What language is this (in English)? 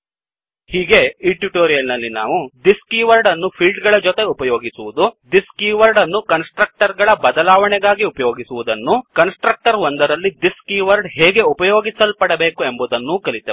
Kannada